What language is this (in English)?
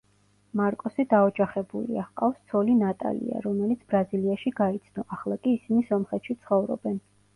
Georgian